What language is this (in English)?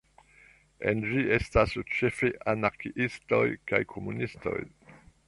Esperanto